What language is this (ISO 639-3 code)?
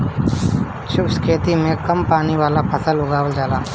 bho